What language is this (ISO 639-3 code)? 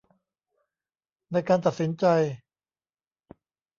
tha